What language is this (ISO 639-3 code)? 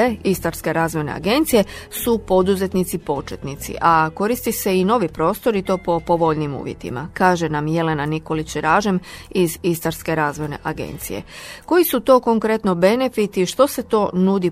hrv